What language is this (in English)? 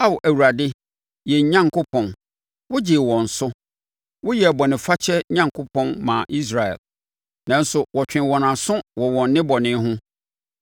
Akan